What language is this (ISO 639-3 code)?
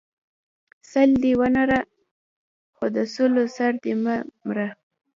pus